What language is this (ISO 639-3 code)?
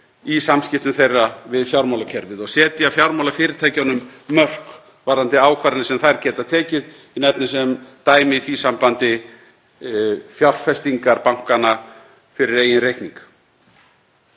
isl